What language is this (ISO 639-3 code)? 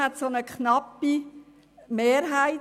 gsw